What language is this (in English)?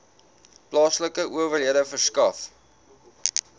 Afrikaans